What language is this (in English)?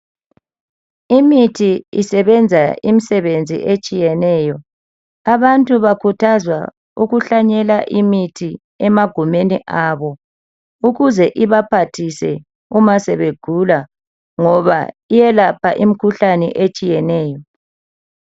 North Ndebele